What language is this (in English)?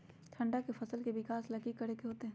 Magahi